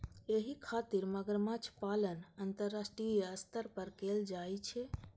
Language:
Maithili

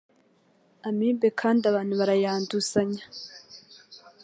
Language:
Kinyarwanda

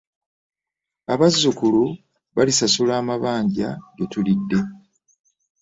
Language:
Ganda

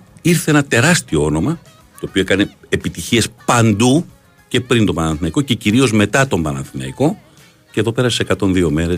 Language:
Greek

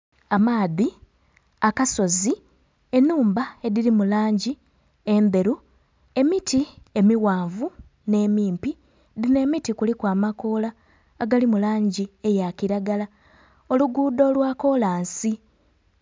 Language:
Soga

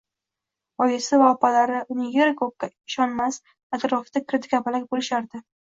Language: Uzbek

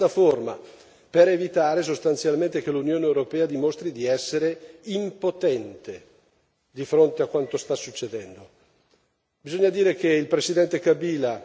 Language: Italian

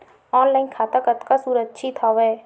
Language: Chhattisgarhi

